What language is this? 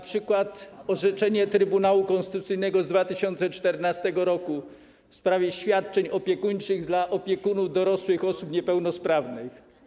Polish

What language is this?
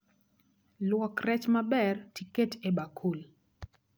Luo (Kenya and Tanzania)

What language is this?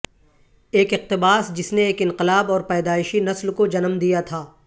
Urdu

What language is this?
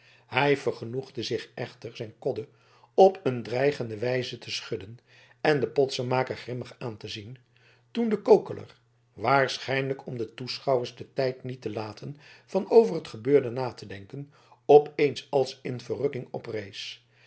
Dutch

